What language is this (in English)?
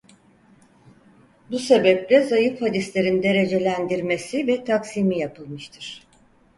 Turkish